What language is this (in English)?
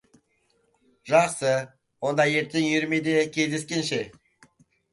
Kazakh